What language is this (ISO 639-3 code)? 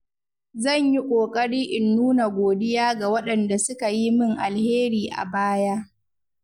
hau